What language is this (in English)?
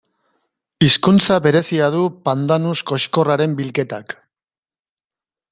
Basque